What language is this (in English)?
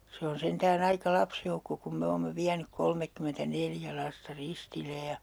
Finnish